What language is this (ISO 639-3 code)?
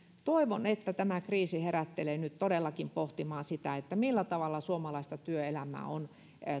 fin